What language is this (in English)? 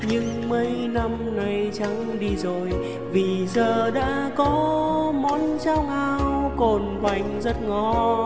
Vietnamese